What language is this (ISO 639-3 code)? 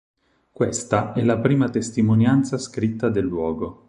ita